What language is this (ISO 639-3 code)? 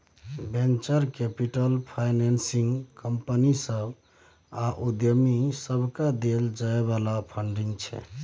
mai